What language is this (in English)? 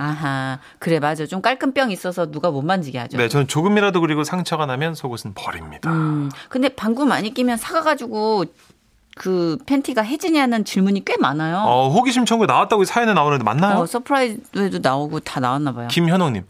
Korean